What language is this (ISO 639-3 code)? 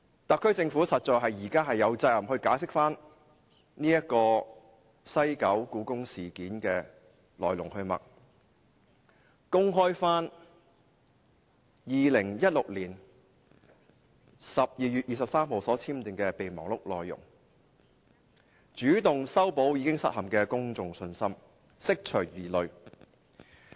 yue